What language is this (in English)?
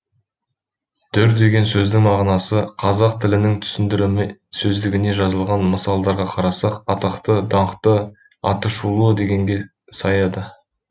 Kazakh